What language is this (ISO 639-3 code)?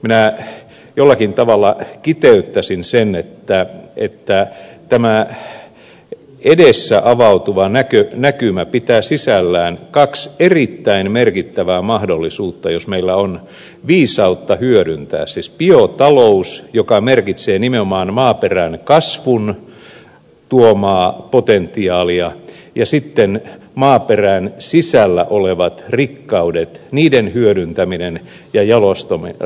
fin